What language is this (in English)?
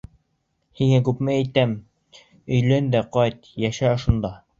Bashkir